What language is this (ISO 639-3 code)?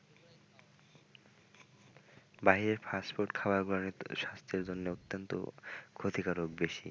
ben